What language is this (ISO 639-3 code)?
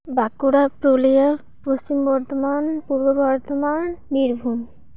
sat